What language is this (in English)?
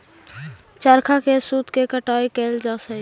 Magahi